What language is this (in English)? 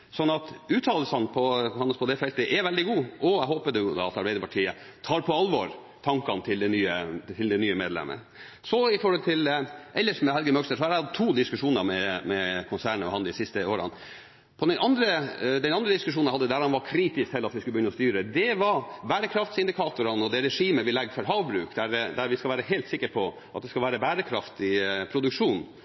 Norwegian Bokmål